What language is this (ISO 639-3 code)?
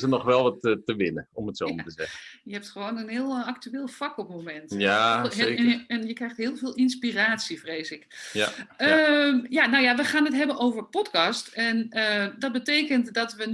nld